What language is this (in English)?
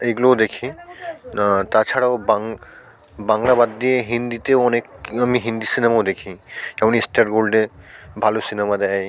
Bangla